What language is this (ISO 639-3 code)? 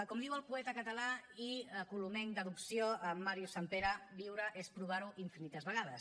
cat